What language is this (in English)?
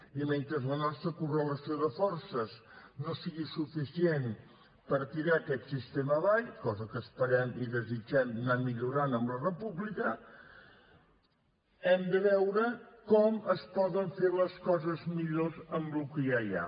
Catalan